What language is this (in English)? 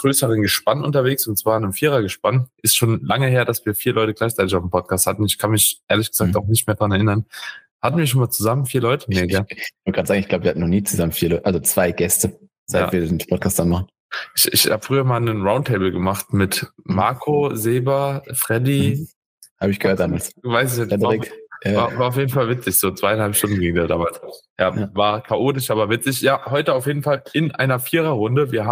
German